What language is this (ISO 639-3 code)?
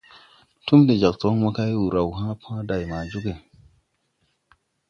tui